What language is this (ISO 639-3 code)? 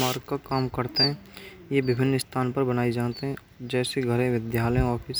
bra